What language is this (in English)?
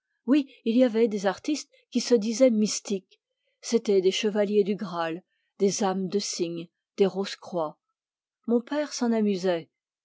French